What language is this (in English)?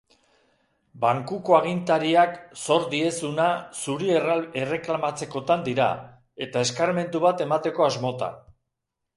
Basque